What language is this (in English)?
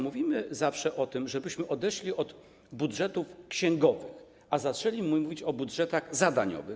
Polish